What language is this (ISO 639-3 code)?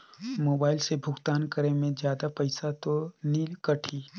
hne